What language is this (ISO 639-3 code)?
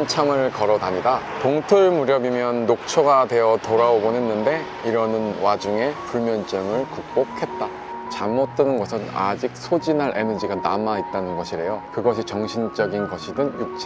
kor